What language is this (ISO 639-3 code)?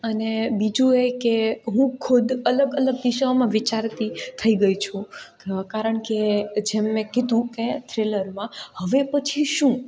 guj